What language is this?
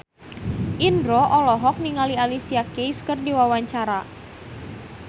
Sundanese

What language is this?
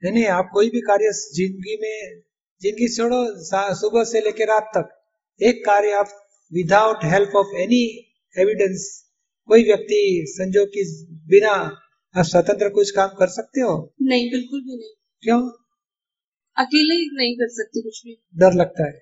Hindi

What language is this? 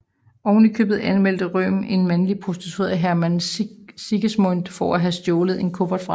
Danish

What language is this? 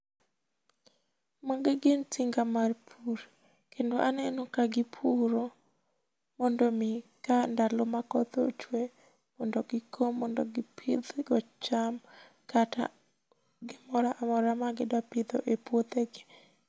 Luo (Kenya and Tanzania)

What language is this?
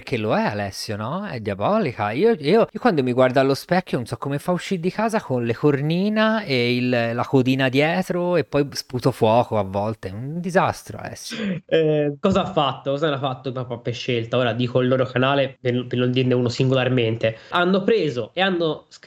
Italian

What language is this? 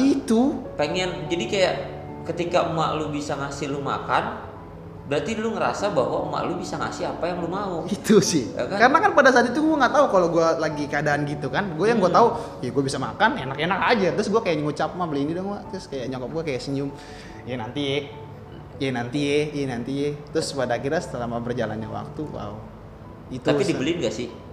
Indonesian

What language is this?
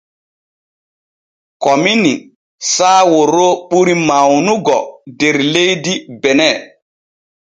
Borgu Fulfulde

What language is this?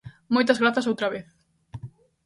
Galician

